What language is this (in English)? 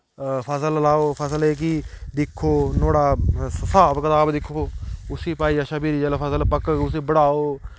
Dogri